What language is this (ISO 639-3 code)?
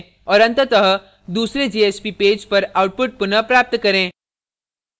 hin